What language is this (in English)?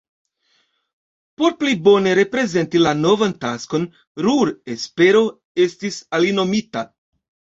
Esperanto